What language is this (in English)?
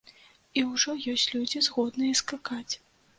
Belarusian